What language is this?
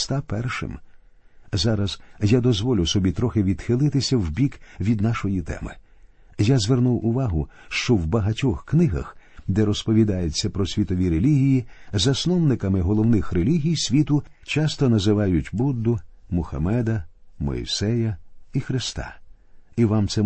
Ukrainian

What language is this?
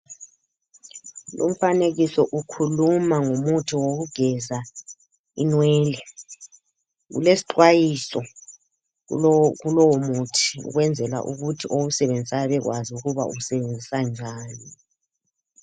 North Ndebele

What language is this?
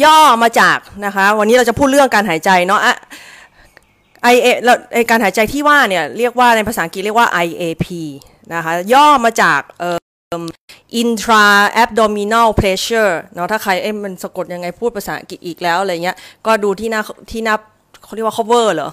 Thai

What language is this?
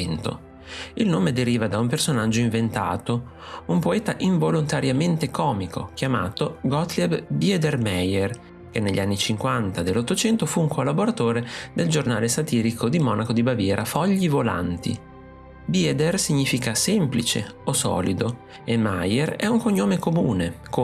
Italian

